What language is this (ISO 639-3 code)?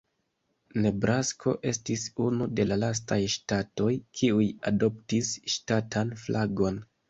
epo